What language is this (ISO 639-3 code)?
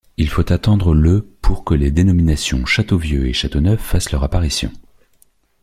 fra